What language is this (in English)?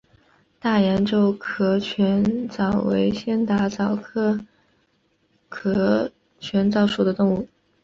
Chinese